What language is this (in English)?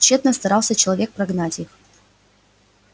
Russian